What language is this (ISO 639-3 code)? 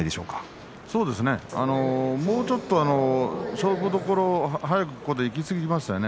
jpn